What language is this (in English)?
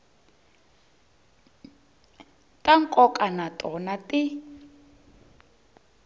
Tsonga